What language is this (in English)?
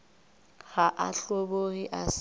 Northern Sotho